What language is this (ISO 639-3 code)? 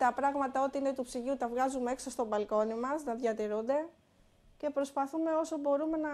ell